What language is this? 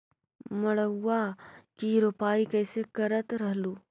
Magahi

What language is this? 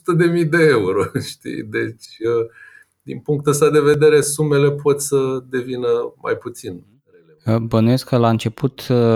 Romanian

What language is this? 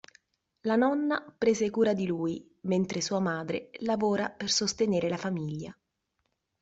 Italian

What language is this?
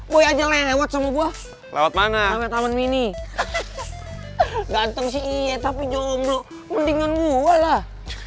Indonesian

